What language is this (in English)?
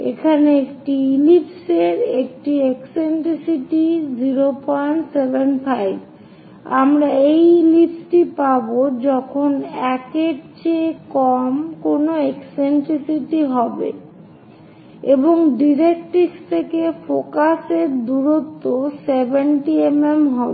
Bangla